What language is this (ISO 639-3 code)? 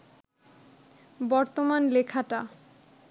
ben